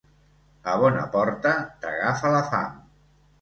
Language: Catalan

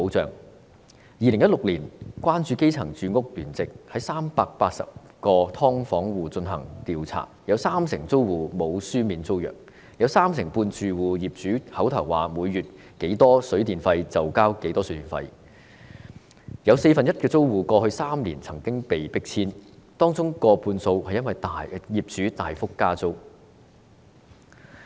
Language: Cantonese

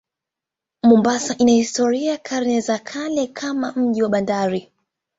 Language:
Swahili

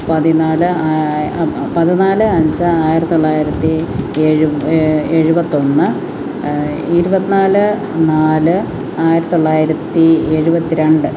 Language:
Malayalam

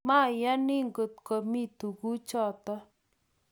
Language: Kalenjin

